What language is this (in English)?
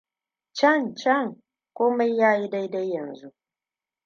Hausa